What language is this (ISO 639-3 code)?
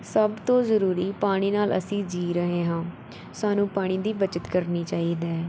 pan